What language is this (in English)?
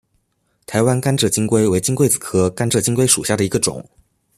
Chinese